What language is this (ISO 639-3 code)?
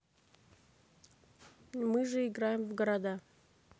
rus